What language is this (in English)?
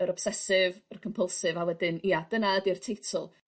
Welsh